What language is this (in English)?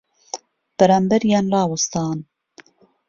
Central Kurdish